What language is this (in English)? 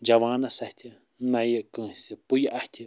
Kashmiri